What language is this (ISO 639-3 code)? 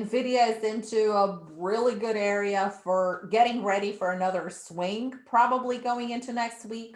eng